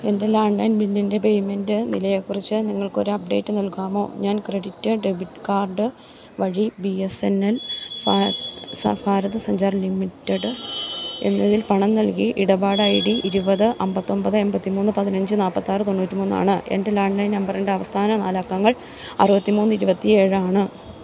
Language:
Malayalam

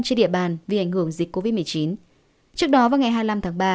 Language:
Vietnamese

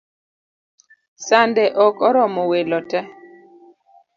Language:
Luo (Kenya and Tanzania)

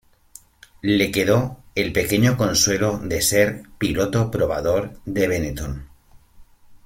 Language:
Spanish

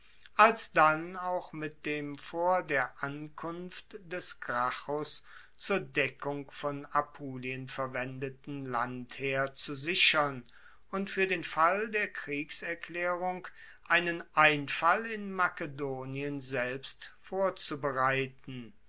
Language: German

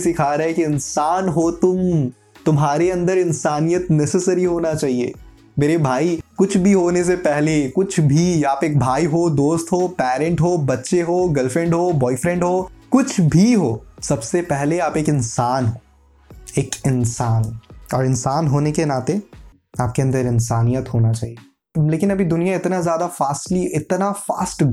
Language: Hindi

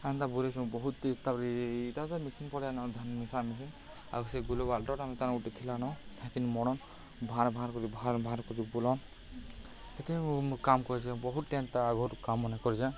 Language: Odia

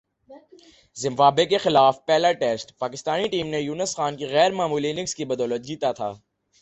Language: Urdu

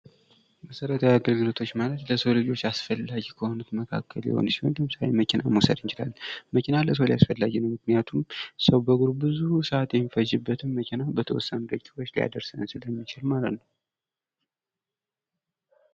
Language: Amharic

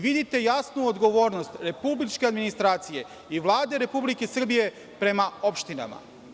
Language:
Serbian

